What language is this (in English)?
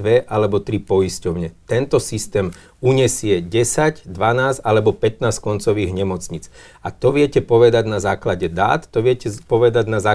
Slovak